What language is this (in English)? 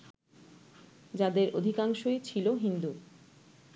Bangla